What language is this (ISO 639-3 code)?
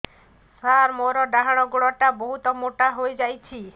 ori